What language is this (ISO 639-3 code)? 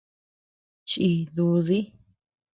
cux